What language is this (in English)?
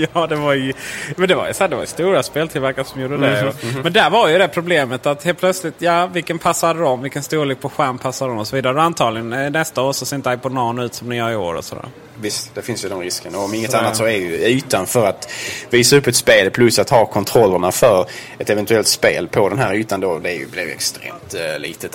Swedish